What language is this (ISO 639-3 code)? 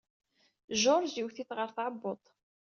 kab